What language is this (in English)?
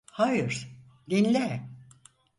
Turkish